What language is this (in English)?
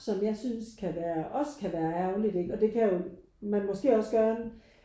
Danish